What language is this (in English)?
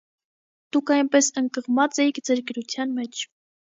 Armenian